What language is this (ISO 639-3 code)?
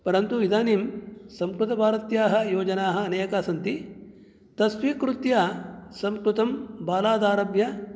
san